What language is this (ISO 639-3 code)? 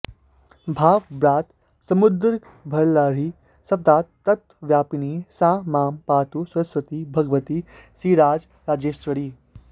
san